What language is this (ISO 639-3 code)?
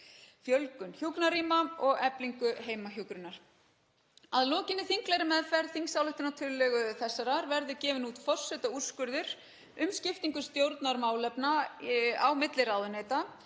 isl